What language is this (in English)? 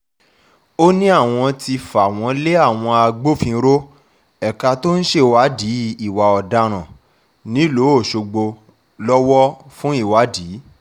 Yoruba